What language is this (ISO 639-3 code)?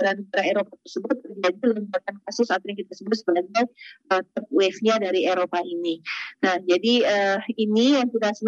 ind